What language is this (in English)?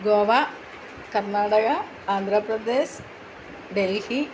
Malayalam